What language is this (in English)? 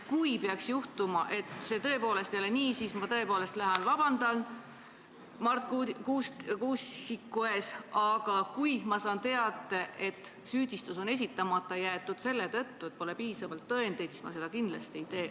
Estonian